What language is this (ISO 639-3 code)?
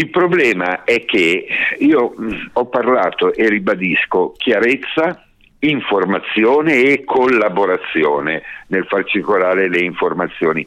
ita